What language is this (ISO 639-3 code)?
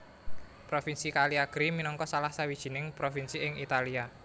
jav